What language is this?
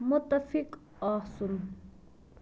Kashmiri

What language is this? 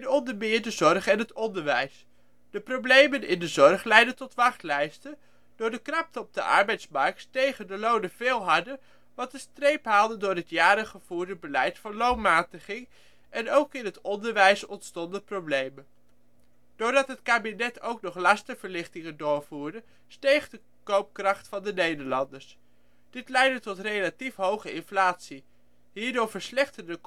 Dutch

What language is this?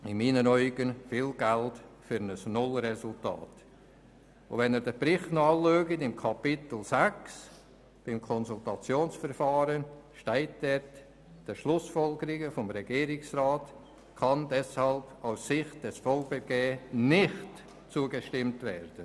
Swiss German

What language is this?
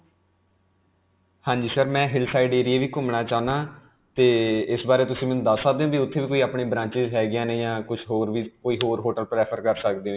Punjabi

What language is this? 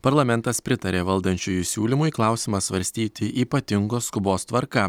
Lithuanian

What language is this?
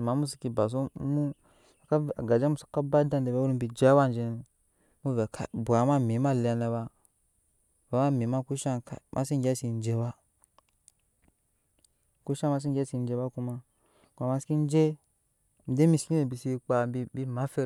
Nyankpa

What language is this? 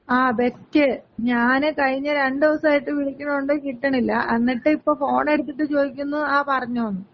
Malayalam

